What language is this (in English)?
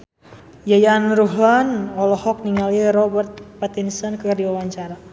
Sundanese